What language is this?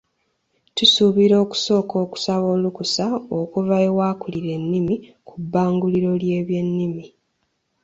Ganda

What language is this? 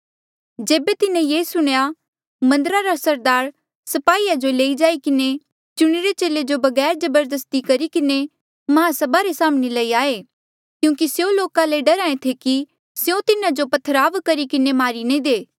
Mandeali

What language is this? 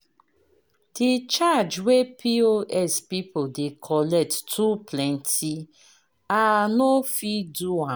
Nigerian Pidgin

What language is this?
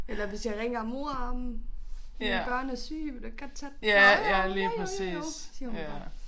Danish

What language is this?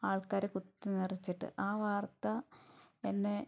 Malayalam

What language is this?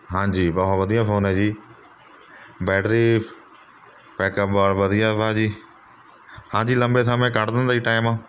Punjabi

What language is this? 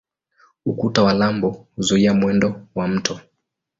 Swahili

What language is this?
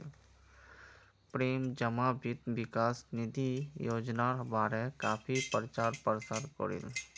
Magahi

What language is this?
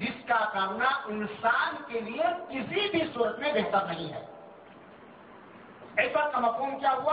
Urdu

